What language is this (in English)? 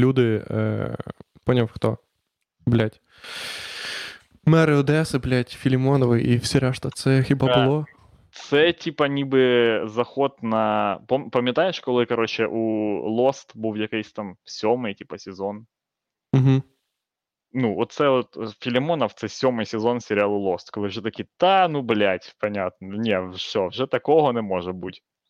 Ukrainian